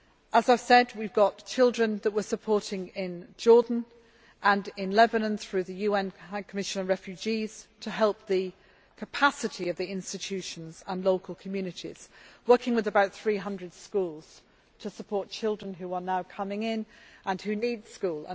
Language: English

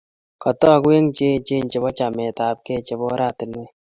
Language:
Kalenjin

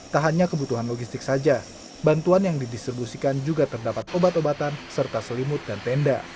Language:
Indonesian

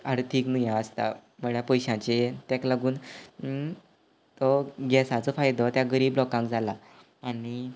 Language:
Konkani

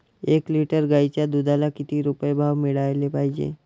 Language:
Marathi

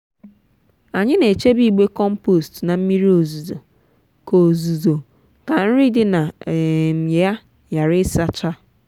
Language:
Igbo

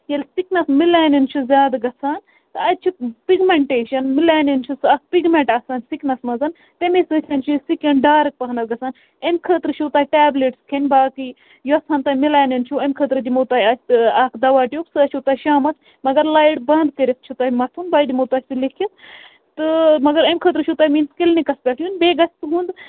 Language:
Kashmiri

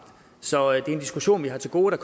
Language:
Danish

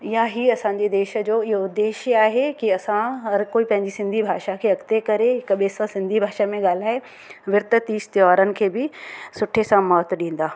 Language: Sindhi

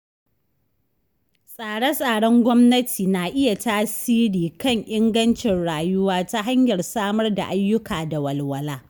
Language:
Hausa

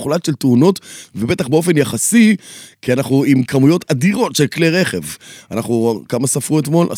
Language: Hebrew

